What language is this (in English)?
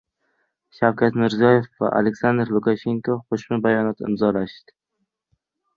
Uzbek